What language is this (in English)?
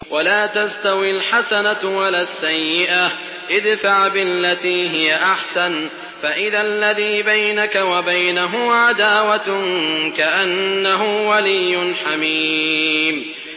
Arabic